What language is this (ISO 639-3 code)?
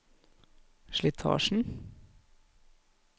nor